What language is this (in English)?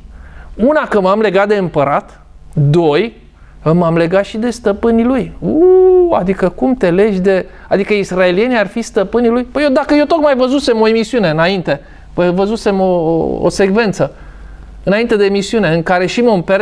Romanian